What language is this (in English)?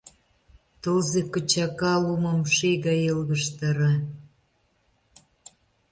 Mari